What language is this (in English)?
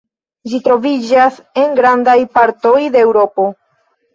Esperanto